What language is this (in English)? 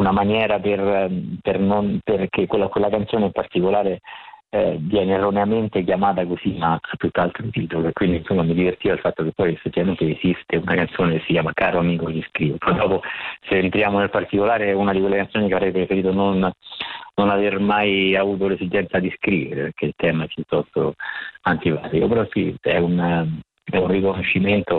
Italian